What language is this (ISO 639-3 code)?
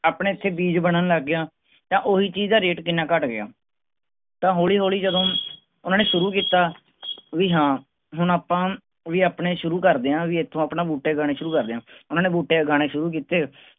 pan